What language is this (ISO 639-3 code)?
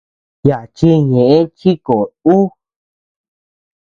cux